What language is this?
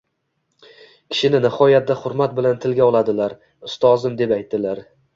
Uzbek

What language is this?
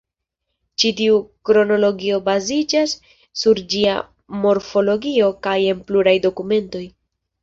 Esperanto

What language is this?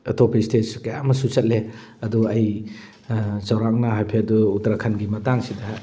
Manipuri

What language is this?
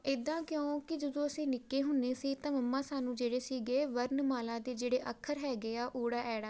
Punjabi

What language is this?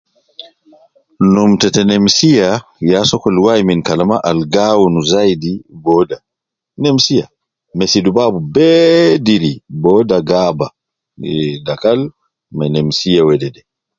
Nubi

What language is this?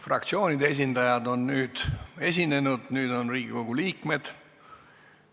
Estonian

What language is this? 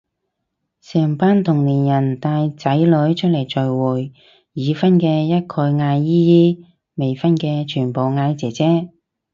Cantonese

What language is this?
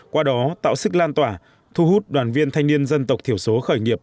Vietnamese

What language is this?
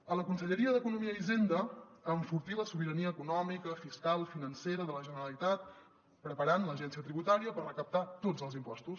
Catalan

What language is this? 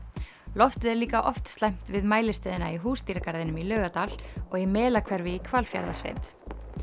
Icelandic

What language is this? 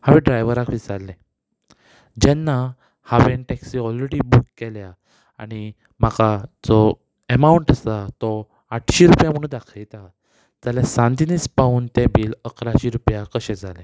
Konkani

